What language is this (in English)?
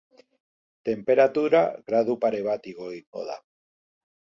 Basque